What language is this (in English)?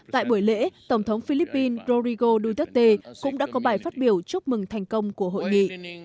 Vietnamese